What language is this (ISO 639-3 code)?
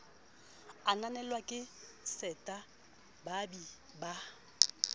sot